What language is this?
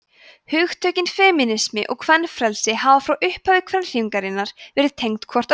Icelandic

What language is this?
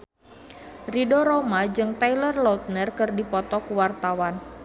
Sundanese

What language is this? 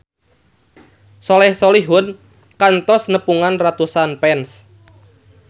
Sundanese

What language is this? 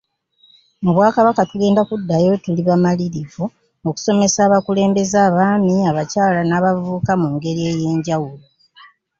Ganda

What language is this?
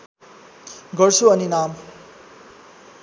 Nepali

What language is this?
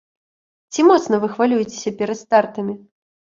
Belarusian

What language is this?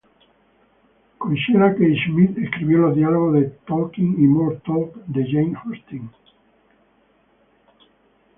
Spanish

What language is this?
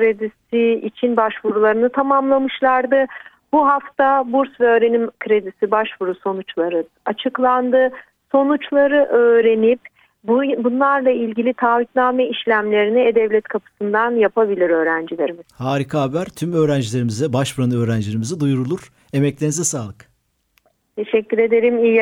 Turkish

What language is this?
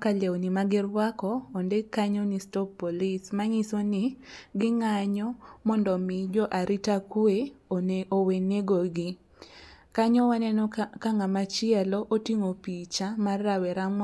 Luo (Kenya and Tanzania)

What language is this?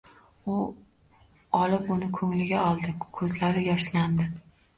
Uzbek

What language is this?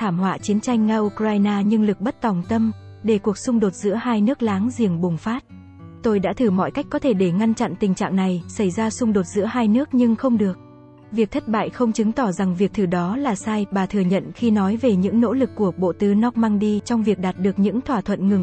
Vietnamese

